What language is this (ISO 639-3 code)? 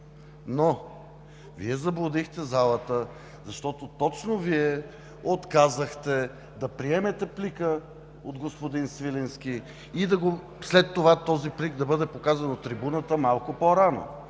bul